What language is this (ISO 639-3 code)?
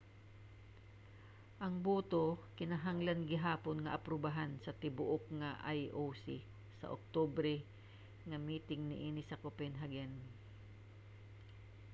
ceb